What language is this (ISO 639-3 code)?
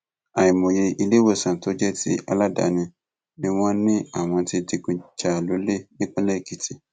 yor